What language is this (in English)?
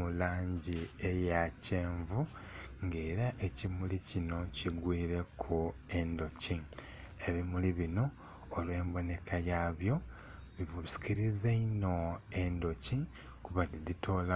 Soga